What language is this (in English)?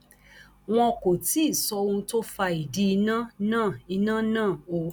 Yoruba